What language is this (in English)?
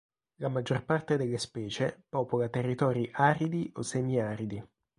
Italian